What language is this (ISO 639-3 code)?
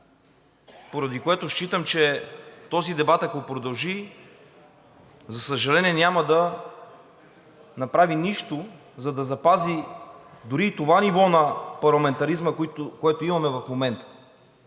bul